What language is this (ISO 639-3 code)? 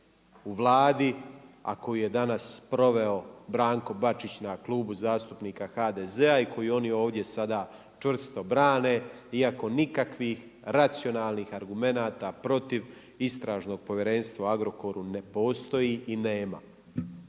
hrv